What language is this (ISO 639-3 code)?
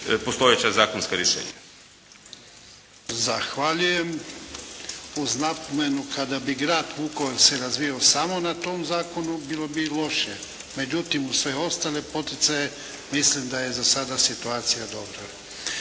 hrv